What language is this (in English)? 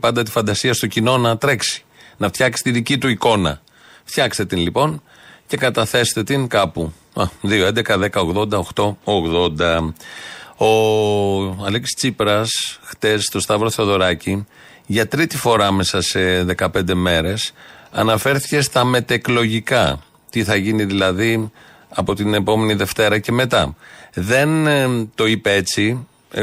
Greek